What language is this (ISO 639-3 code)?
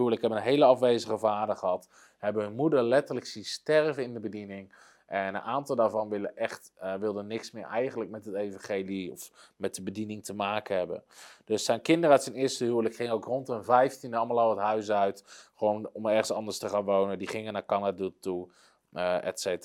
nld